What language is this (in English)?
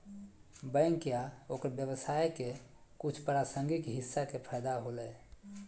Magahi